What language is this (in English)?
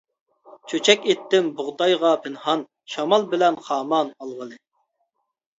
Uyghur